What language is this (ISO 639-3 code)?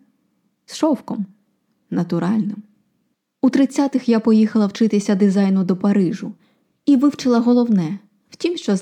ukr